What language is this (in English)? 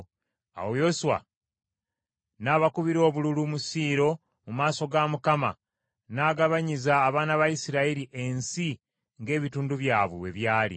Ganda